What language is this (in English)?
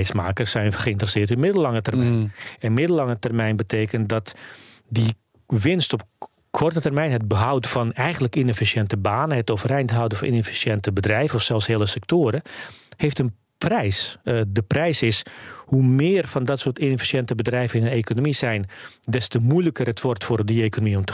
Dutch